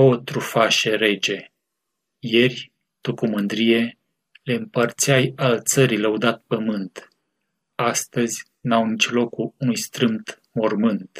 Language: Romanian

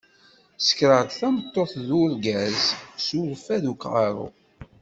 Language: Kabyle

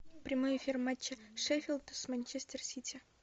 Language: Russian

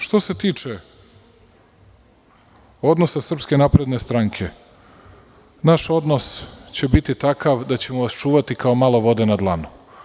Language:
Serbian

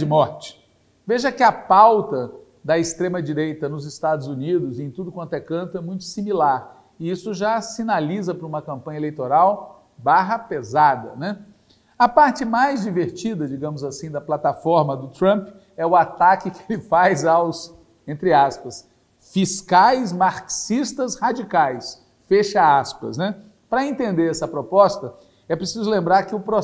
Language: Portuguese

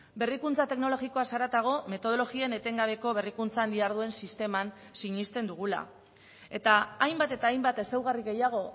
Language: Basque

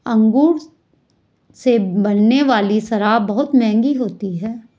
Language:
Hindi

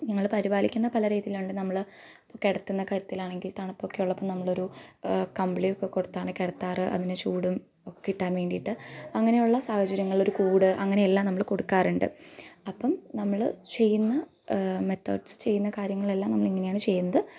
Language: Malayalam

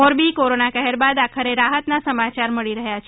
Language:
Gujarati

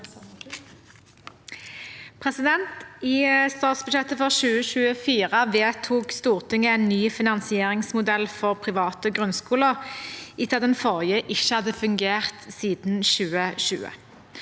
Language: Norwegian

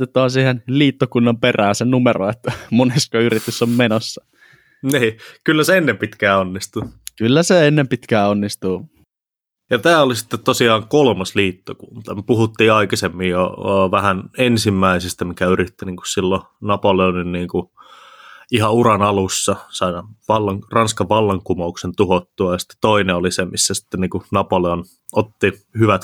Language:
Finnish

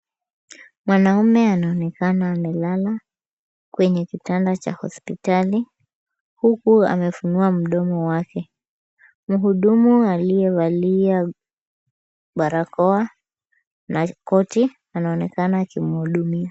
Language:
Swahili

